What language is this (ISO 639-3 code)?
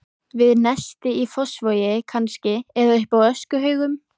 isl